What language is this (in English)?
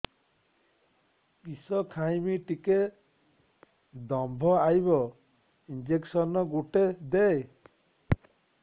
Odia